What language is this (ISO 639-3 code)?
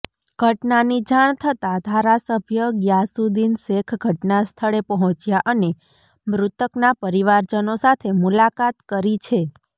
guj